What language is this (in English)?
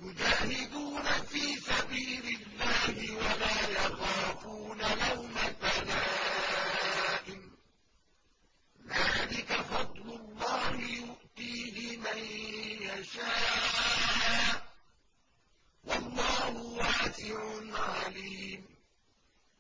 Arabic